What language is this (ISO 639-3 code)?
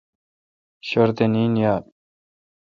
xka